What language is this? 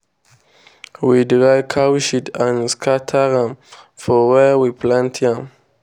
Nigerian Pidgin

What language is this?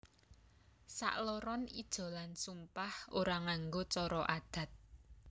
Javanese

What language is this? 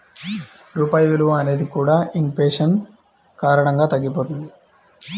Telugu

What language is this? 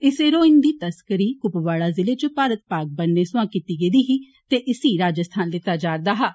Dogri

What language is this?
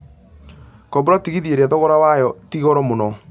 Kikuyu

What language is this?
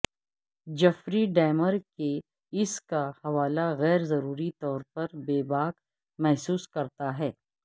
Urdu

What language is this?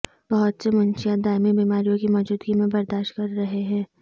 Urdu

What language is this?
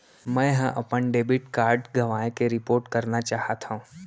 Chhattisgarhi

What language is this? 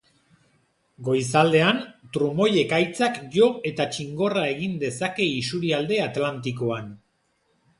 Basque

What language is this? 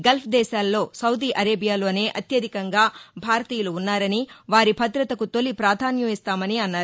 Telugu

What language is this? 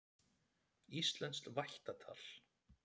Icelandic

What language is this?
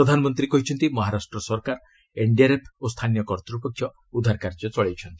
Odia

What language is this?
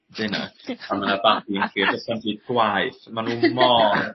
Welsh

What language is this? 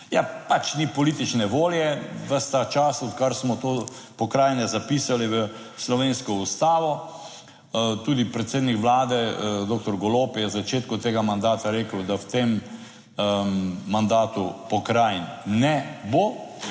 Slovenian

